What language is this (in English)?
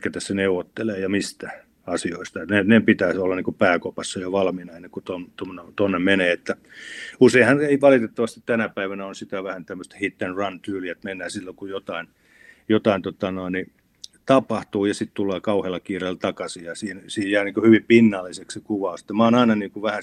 Finnish